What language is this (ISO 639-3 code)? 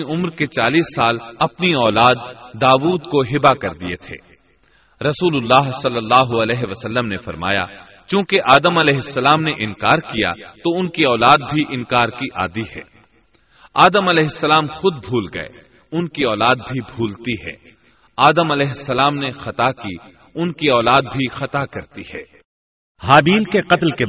urd